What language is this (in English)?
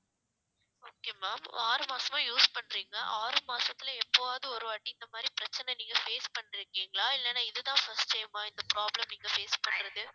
Tamil